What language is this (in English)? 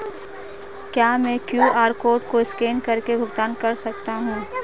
Hindi